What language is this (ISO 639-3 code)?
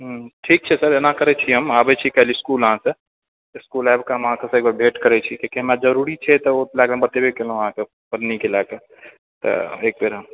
mai